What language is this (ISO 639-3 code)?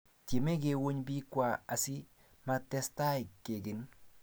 kln